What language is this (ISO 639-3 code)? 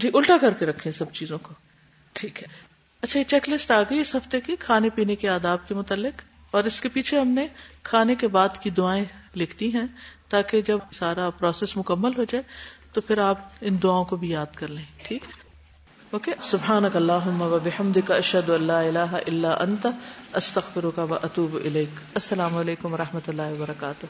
urd